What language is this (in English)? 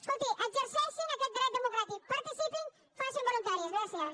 Catalan